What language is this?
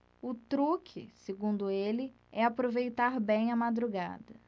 Portuguese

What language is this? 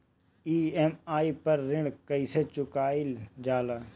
Bhojpuri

